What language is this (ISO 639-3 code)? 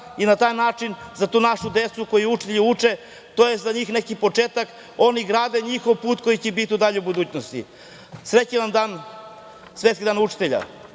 srp